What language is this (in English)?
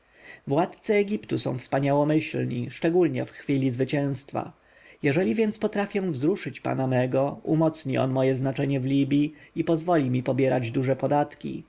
Polish